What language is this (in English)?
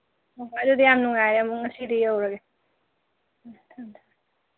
Manipuri